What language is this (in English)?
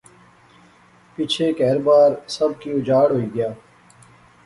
Pahari-Potwari